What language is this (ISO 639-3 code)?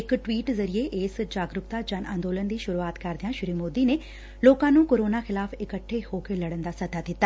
pan